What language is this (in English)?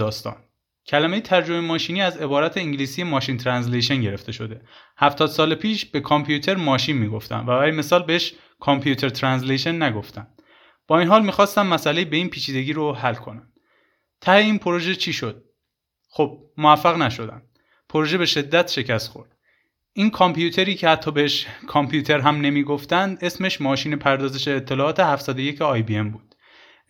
Persian